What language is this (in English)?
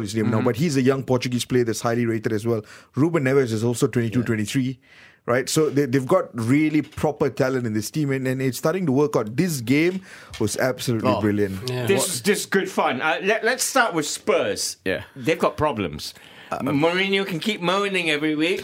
English